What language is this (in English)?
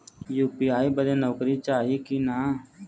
Bhojpuri